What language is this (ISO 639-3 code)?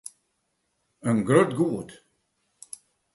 fry